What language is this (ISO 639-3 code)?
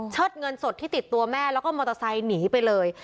tha